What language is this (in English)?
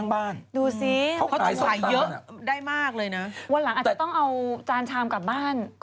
Thai